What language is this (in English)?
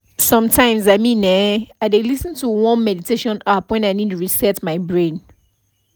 Nigerian Pidgin